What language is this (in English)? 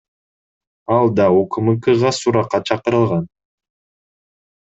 Kyrgyz